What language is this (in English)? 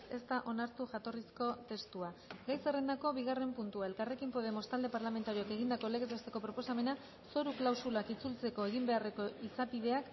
Basque